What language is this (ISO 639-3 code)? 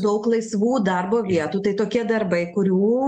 lit